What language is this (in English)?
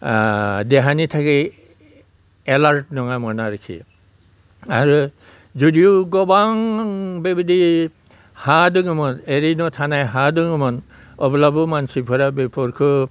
Bodo